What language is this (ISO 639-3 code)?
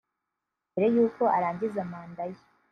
kin